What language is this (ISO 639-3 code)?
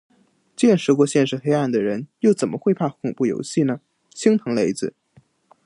zho